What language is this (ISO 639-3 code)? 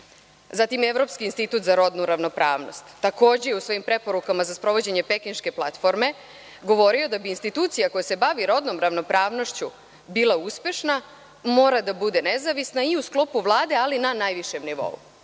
srp